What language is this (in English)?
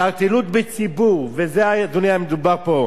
Hebrew